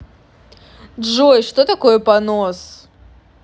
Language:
Russian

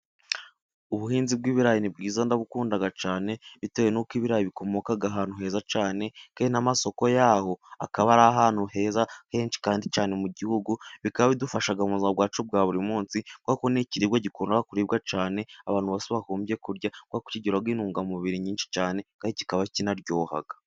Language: Kinyarwanda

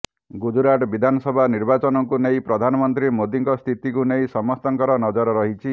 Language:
Odia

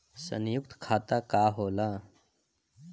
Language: Bhojpuri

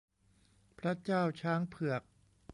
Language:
Thai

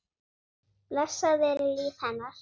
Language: Icelandic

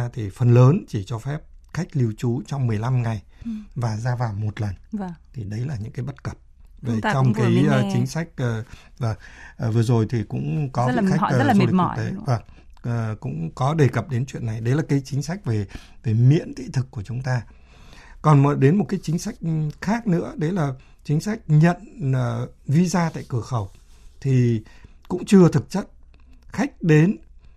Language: Vietnamese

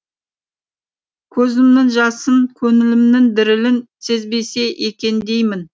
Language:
Kazakh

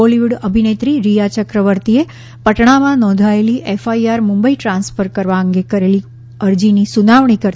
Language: Gujarati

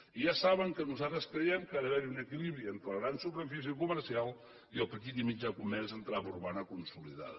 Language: Catalan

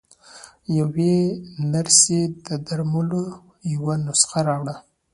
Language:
Pashto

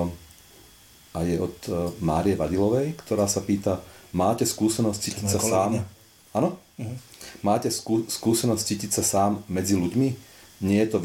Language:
Slovak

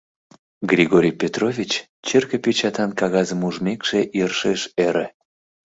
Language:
Mari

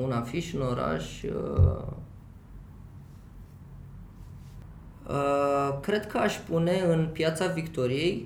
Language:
Romanian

